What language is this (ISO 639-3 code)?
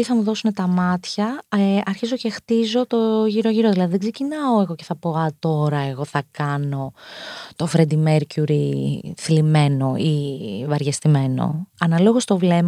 ell